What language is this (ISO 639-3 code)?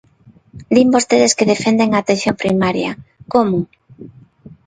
glg